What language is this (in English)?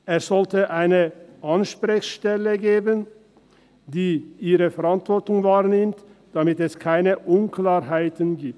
Swiss German